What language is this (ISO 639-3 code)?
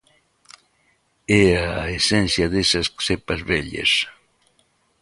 glg